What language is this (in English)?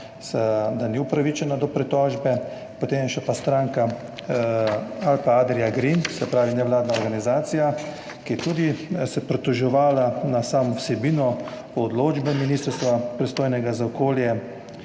Slovenian